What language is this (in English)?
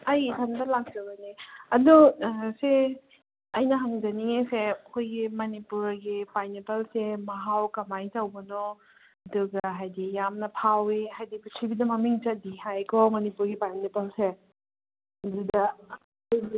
Manipuri